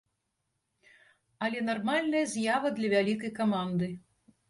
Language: Belarusian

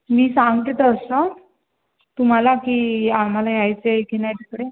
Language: Marathi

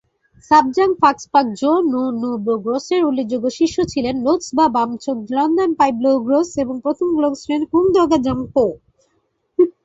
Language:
Bangla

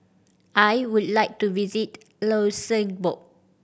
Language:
English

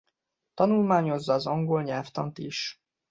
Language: Hungarian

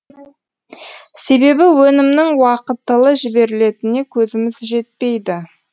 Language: Kazakh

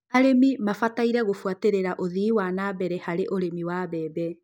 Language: Kikuyu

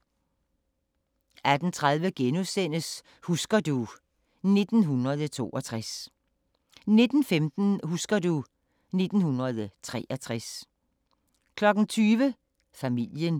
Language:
Danish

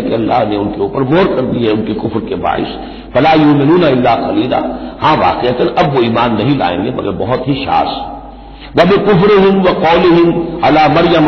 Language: Arabic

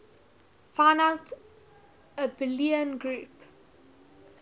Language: English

